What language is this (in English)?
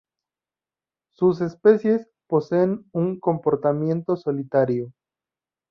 Spanish